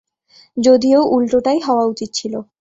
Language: Bangla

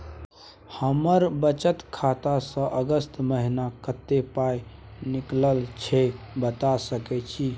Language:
Maithili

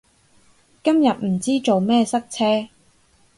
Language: Cantonese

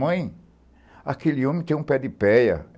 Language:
Portuguese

